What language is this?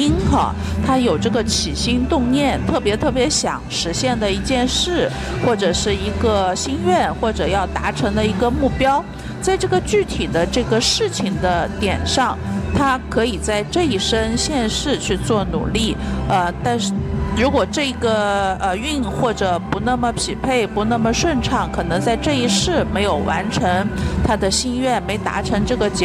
Chinese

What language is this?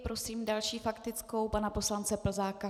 Czech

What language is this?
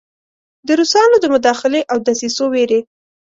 Pashto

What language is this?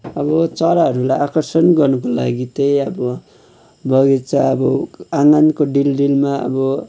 Nepali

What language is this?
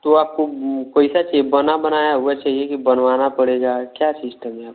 Hindi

